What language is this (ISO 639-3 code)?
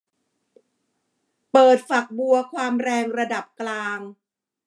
tha